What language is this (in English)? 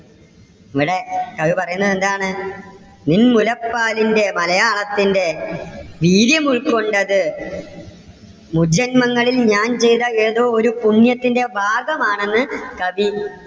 Malayalam